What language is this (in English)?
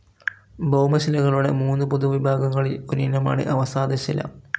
Malayalam